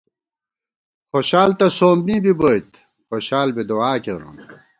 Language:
Gawar-Bati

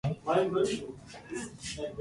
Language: Loarki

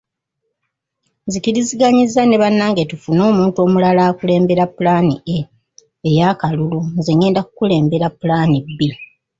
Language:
Ganda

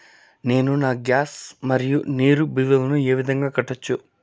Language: Telugu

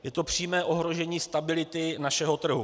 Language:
Czech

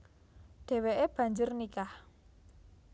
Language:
Javanese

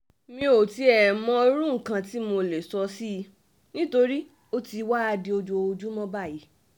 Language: Yoruba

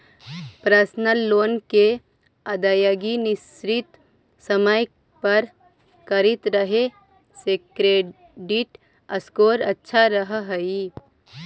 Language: Magahi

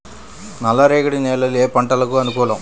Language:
Telugu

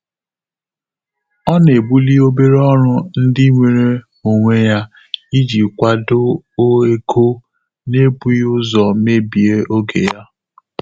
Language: Igbo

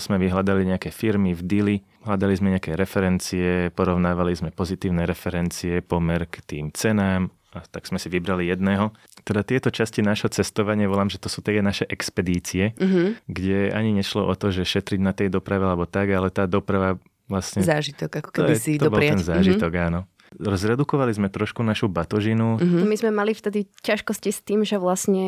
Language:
Slovak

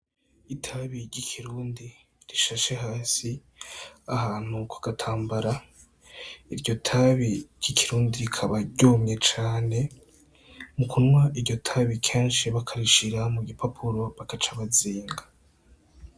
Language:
Rundi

